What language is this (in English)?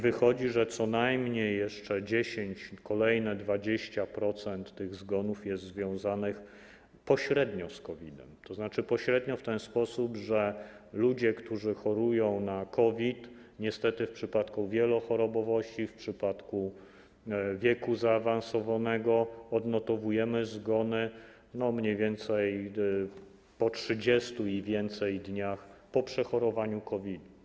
Polish